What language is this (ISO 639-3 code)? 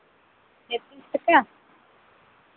sat